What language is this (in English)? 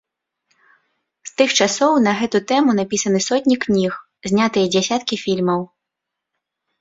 Belarusian